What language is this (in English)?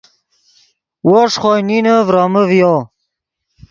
Yidgha